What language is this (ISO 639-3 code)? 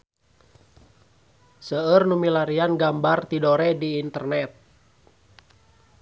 sun